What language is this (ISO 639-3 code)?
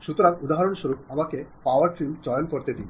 ben